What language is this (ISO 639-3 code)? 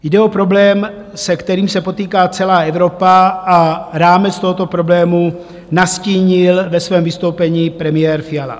ces